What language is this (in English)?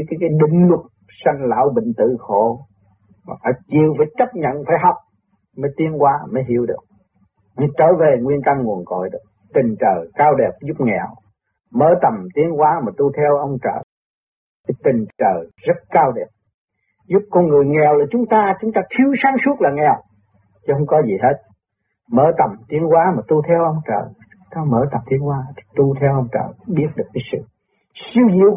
Vietnamese